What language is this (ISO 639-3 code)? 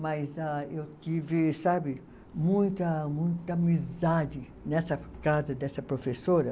por